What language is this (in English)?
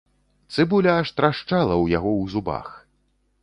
Belarusian